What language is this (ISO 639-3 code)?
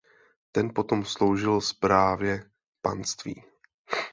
ces